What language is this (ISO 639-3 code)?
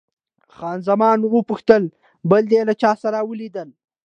pus